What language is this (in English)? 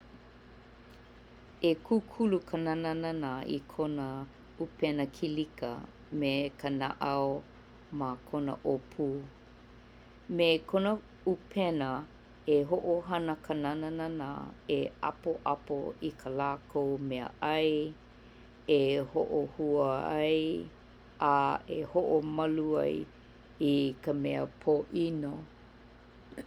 Hawaiian